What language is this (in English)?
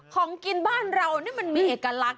Thai